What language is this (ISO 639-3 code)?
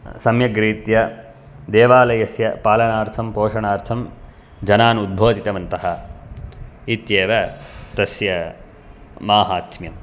san